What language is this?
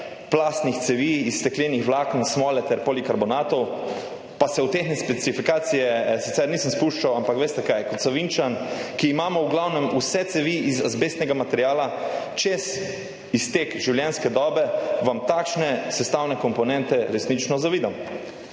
Slovenian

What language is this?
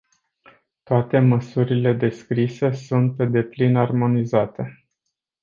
Romanian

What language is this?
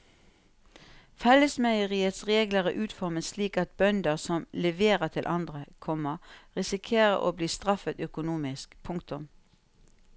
Norwegian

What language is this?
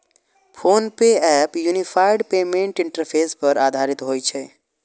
Maithili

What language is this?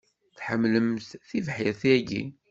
Kabyle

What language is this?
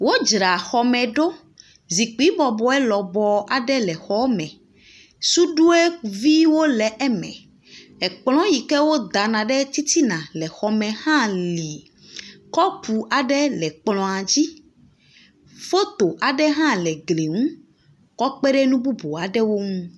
Ewe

